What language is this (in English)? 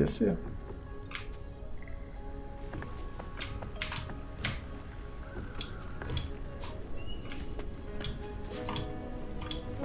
Portuguese